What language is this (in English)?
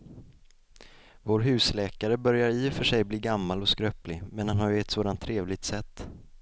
Swedish